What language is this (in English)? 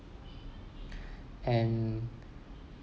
English